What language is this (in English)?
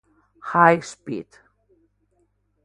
Spanish